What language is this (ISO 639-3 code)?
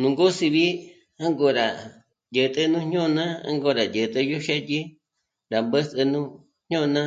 mmc